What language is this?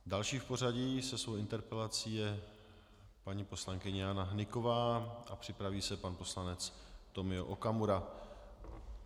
Czech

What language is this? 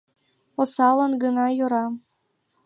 Mari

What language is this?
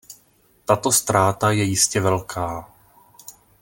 Czech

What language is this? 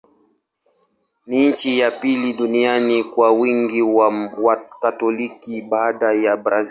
Swahili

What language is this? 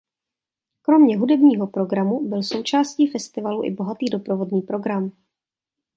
Czech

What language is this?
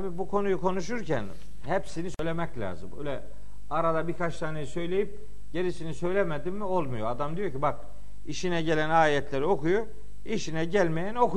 Turkish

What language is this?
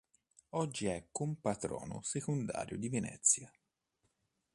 Italian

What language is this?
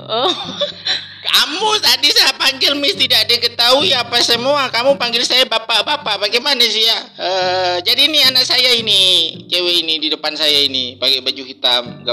Indonesian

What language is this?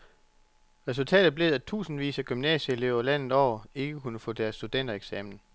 Danish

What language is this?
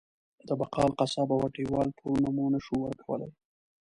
Pashto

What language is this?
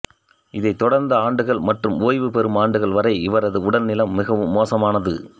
Tamil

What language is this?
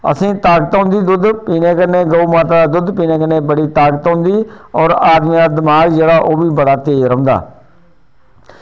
Dogri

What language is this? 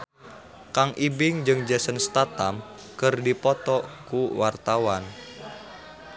Sundanese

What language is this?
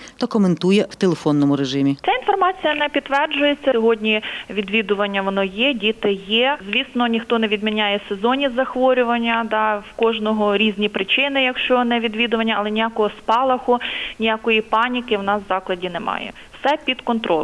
Ukrainian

